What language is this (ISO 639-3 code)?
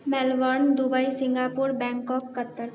mai